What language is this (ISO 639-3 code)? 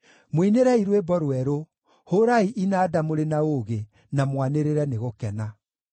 kik